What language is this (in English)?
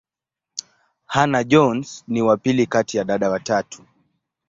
Swahili